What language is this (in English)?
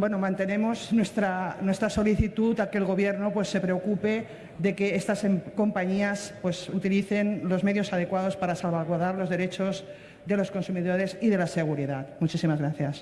Spanish